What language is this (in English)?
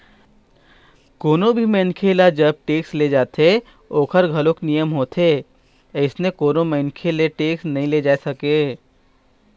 Chhattisgarhi